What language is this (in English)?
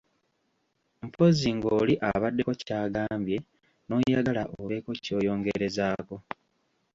Ganda